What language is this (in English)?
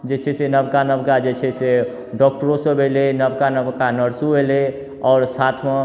Maithili